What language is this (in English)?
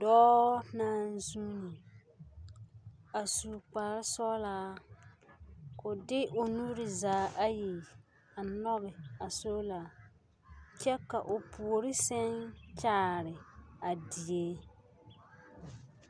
Southern Dagaare